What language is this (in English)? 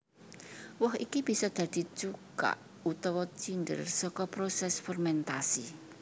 Javanese